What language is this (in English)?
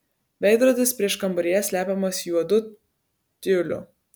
Lithuanian